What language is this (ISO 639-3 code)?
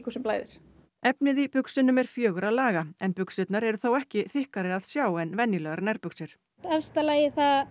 isl